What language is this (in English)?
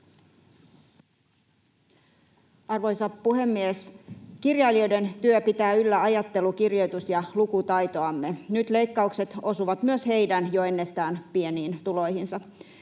Finnish